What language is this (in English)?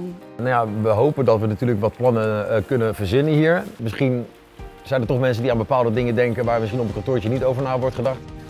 Dutch